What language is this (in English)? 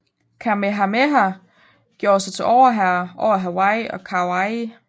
Danish